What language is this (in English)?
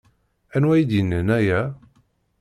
Kabyle